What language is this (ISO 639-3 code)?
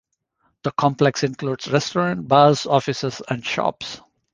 eng